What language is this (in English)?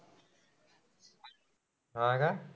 Marathi